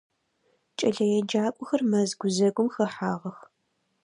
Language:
Adyghe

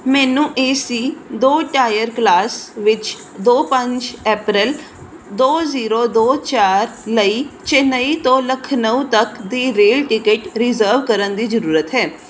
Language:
Punjabi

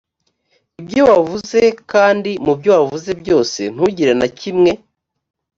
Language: Kinyarwanda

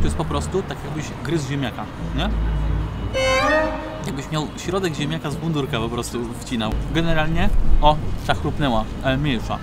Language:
Polish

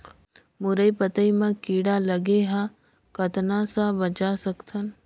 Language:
Chhattisgarhi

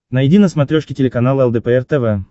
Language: Russian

